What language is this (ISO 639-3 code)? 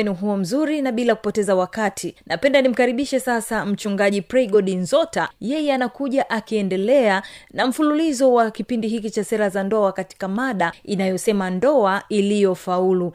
swa